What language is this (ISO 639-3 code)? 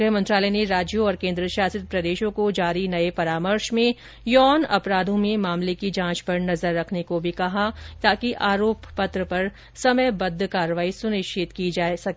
hin